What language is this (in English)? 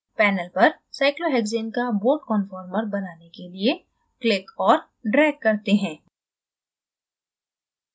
Hindi